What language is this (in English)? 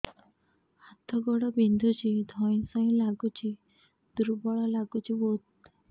Odia